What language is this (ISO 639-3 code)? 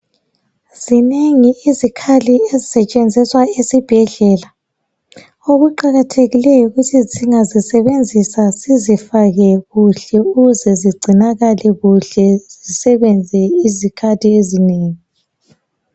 nde